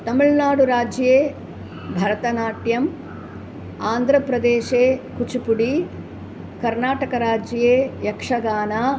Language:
Sanskrit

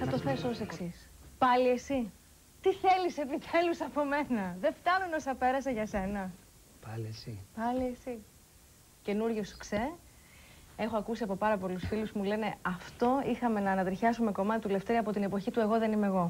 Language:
Greek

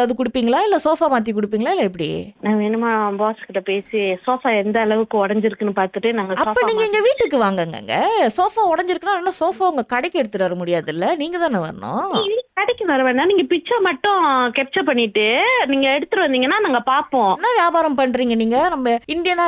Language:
Tamil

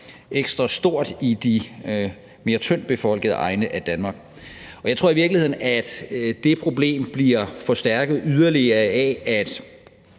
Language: Danish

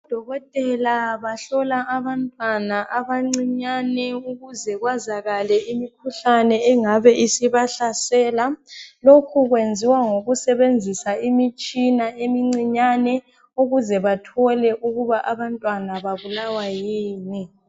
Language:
North Ndebele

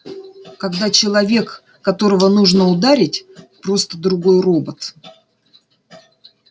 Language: Russian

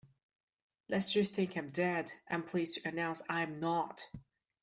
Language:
English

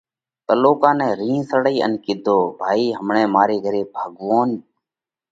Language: Parkari Koli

